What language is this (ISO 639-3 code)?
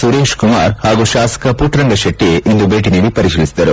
kan